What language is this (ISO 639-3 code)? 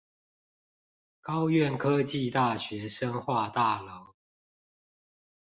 zho